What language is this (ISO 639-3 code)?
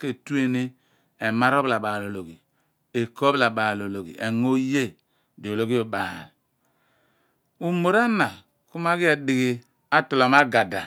abn